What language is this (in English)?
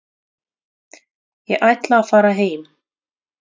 Icelandic